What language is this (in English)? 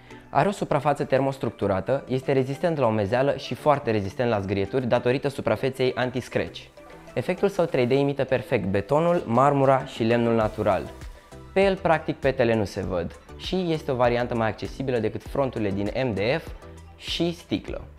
Romanian